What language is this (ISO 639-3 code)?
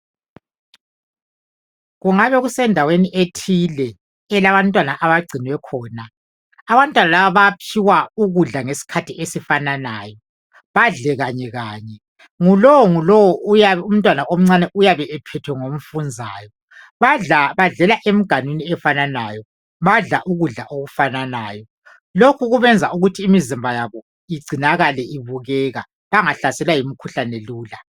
nde